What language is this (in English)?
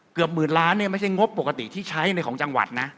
Thai